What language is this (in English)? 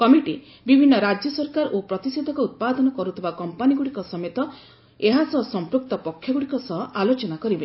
Odia